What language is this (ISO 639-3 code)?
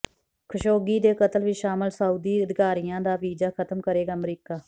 pan